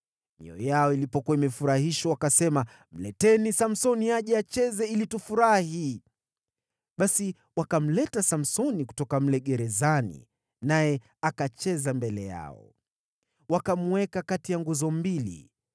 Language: Swahili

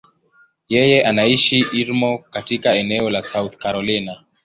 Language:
Swahili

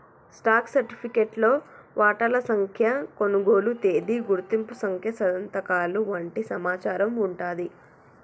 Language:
Telugu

